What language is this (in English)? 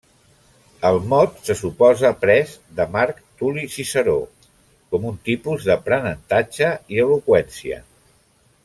Catalan